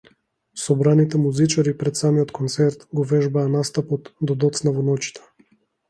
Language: Macedonian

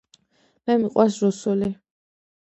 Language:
Georgian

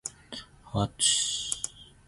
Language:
Zulu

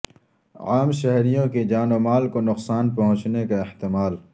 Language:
Urdu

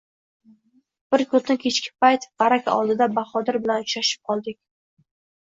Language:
Uzbek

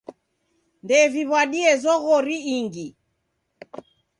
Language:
Taita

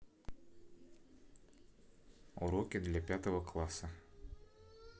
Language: Russian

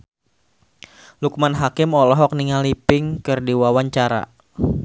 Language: Sundanese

